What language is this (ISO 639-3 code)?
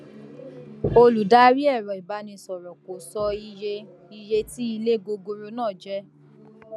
yor